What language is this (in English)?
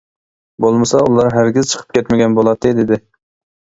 Uyghur